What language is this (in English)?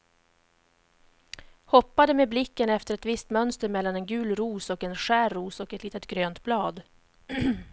Swedish